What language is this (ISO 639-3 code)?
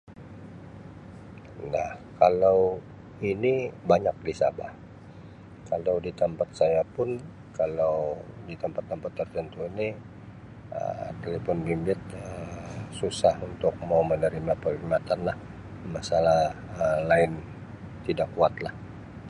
msi